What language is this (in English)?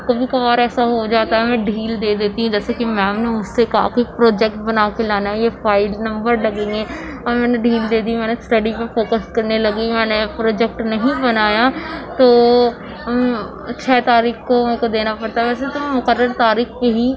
Urdu